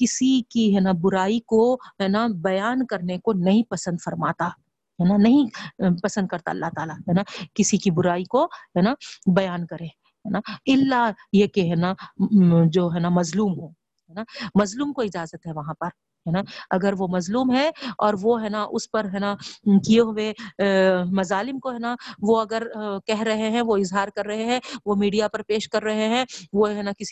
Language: Urdu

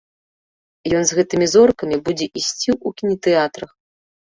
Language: Belarusian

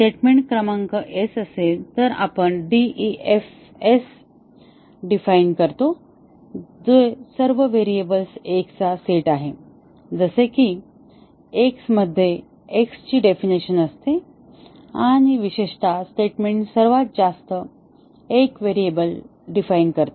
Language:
Marathi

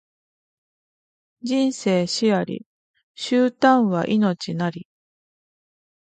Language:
Japanese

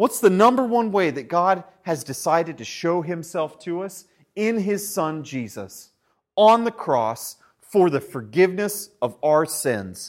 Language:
English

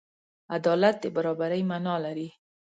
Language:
Pashto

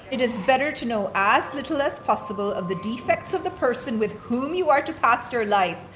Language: English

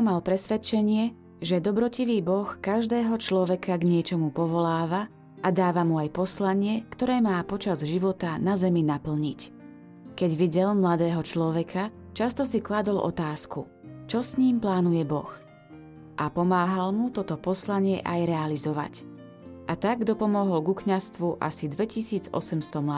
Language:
Slovak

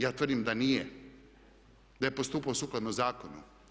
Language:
Croatian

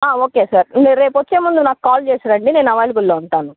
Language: Telugu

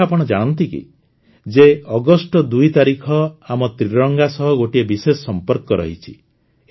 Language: Odia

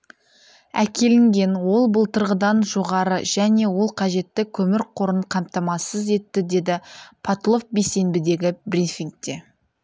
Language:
Kazakh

